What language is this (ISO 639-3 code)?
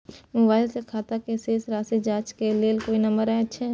mai